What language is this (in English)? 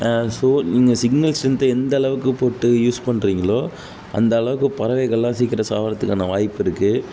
Tamil